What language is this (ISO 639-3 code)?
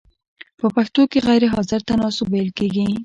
pus